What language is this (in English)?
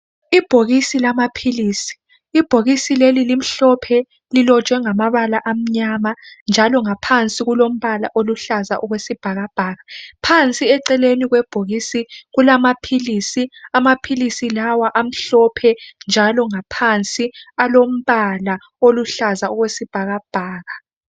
North Ndebele